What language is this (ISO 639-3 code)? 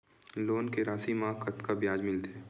hne